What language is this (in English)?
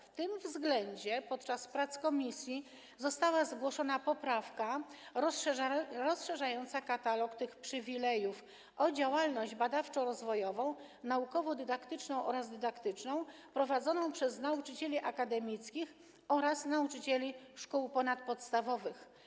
Polish